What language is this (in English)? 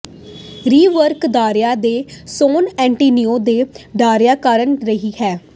Punjabi